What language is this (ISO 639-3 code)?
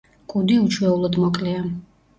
kat